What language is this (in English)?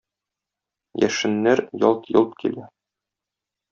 Tatar